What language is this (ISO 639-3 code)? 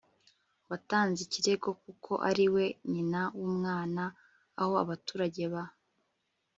kin